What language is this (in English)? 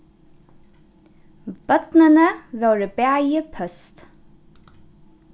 Faroese